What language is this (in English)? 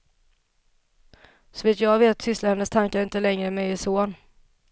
Swedish